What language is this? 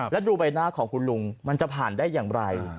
Thai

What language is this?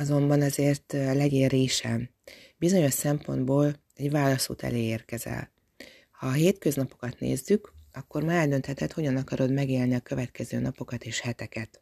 Hungarian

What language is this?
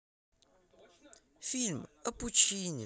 Russian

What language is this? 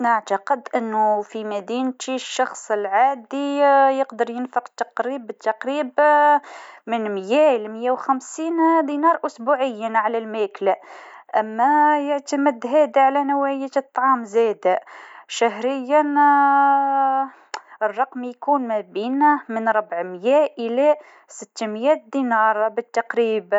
Tunisian Arabic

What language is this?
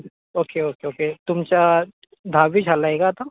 Marathi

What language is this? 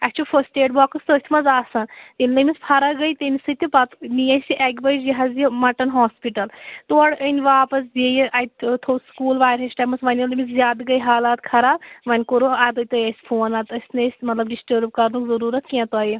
Kashmiri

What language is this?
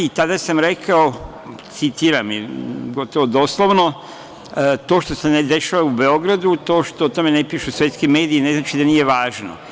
Serbian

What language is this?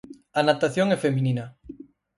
Galician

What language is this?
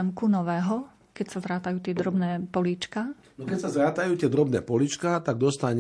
Slovak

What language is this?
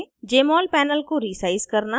Hindi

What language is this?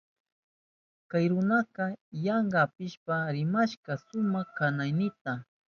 Southern Pastaza Quechua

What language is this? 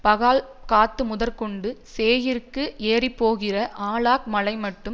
Tamil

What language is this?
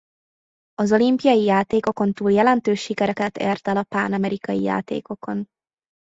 Hungarian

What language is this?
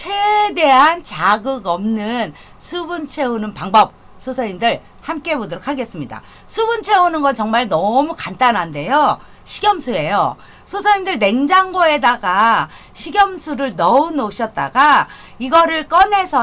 Korean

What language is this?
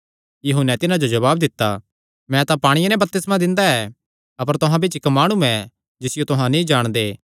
Kangri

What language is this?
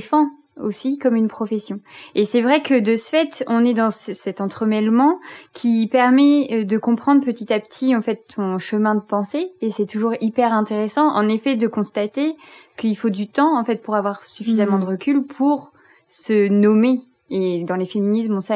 French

